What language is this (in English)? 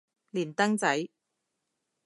Cantonese